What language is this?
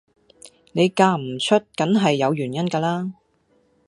Cantonese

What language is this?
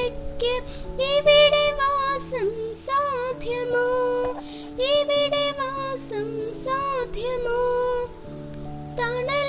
Malayalam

